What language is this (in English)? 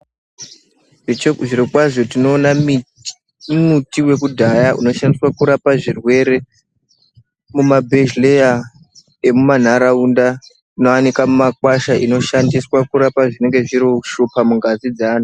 Ndau